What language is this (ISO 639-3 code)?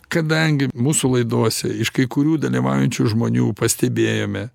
lit